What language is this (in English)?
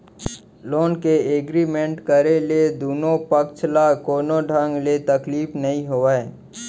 Chhattisgarhi